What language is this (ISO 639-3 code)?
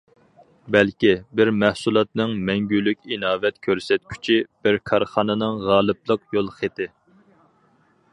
uig